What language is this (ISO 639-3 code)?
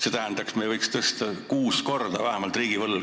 est